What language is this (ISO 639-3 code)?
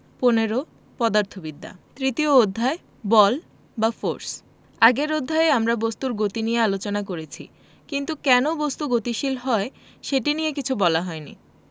ben